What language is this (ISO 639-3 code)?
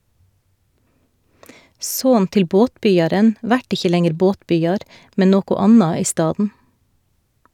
nor